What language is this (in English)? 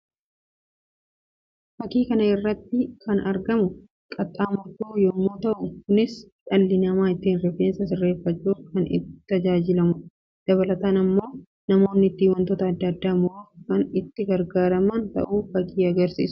Oromo